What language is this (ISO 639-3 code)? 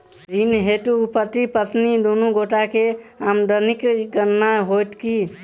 mai